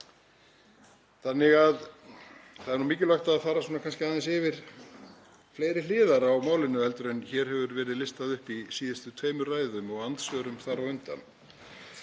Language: Icelandic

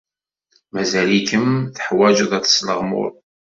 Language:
Kabyle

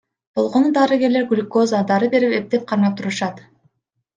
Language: Kyrgyz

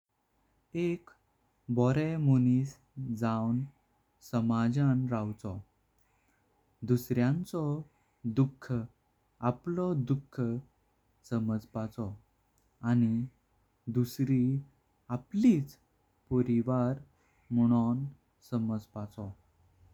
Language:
Konkani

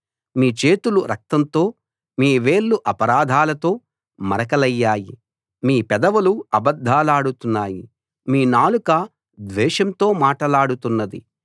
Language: Telugu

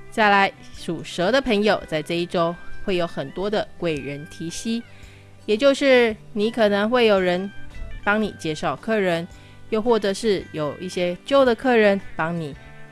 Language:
Chinese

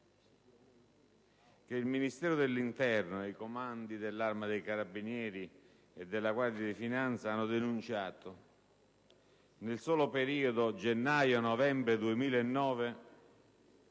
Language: Italian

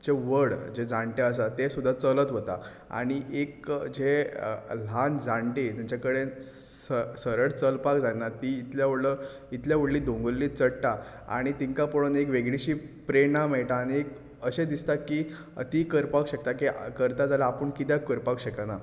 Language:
Konkani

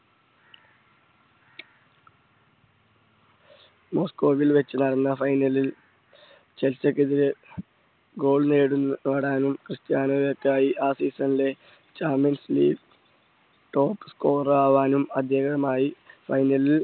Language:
Malayalam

